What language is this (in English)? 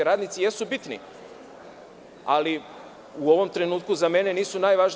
Serbian